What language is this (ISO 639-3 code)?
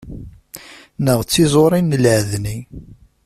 kab